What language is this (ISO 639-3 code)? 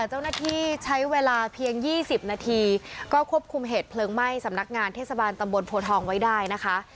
tha